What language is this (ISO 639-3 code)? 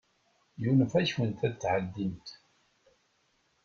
kab